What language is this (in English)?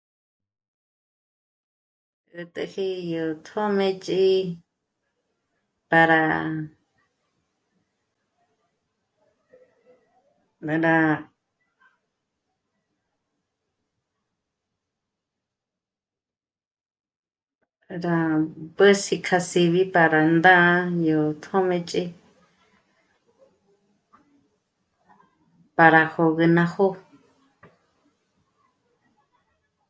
Michoacán Mazahua